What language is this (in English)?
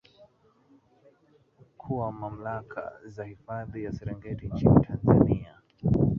Swahili